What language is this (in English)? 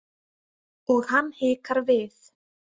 Icelandic